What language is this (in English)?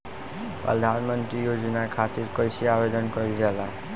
Bhojpuri